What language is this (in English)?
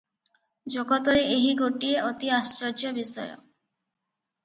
Odia